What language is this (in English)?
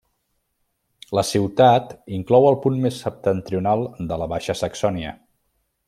Catalan